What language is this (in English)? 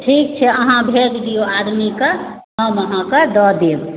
Maithili